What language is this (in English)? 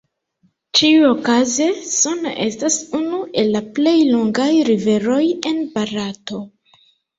Esperanto